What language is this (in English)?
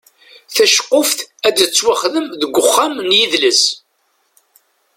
Kabyle